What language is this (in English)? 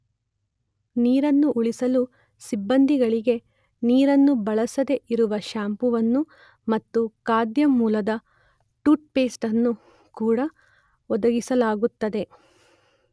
Kannada